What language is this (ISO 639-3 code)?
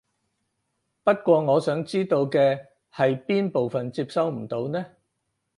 yue